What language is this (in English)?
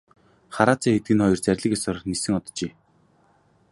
Mongolian